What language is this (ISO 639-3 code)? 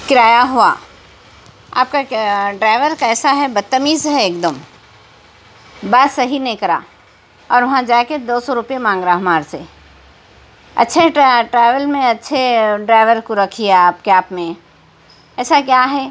urd